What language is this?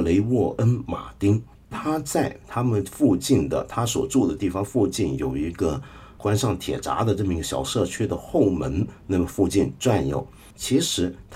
Chinese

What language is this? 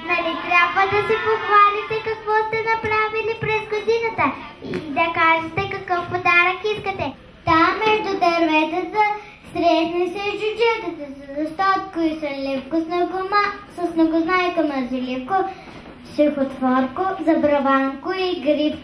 Bulgarian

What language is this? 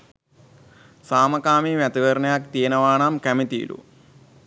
Sinhala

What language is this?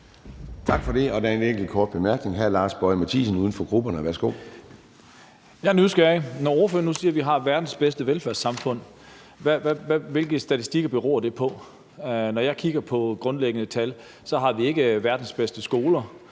Danish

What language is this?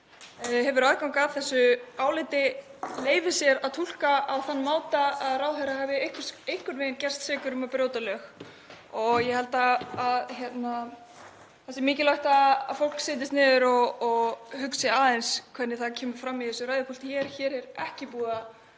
Icelandic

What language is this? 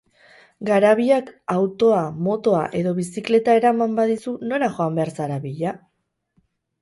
Basque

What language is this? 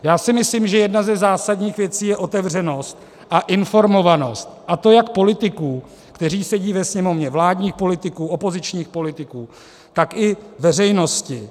Czech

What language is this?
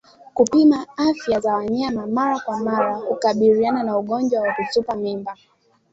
Swahili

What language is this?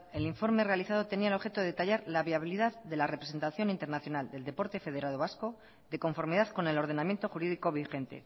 Spanish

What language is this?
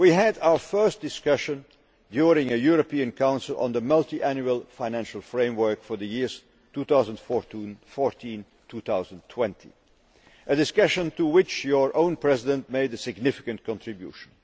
English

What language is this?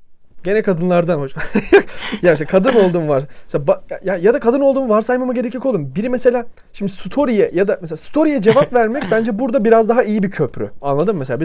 Turkish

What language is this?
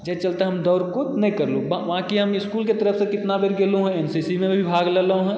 Maithili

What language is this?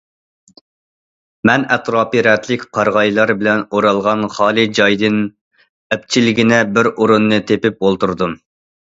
Uyghur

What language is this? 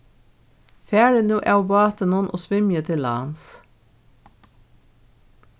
Faroese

